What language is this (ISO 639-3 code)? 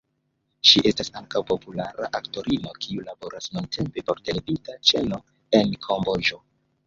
epo